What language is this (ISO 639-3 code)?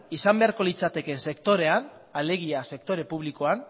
eus